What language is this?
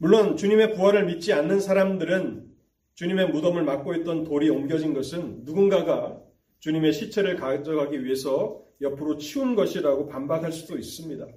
Korean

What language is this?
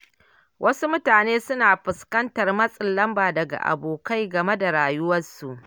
Hausa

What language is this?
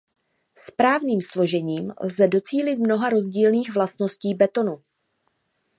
Czech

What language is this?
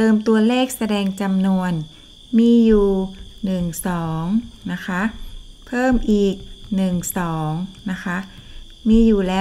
Thai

